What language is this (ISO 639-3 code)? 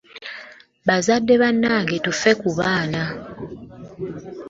lug